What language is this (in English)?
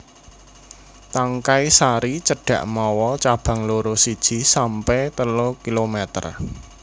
Javanese